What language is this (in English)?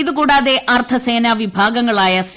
Malayalam